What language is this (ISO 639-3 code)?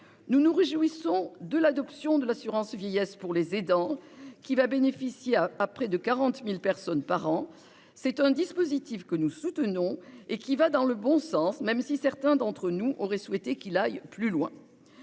fra